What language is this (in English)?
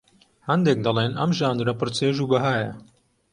Central Kurdish